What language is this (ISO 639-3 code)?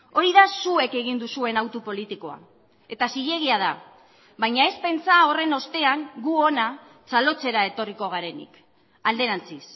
eus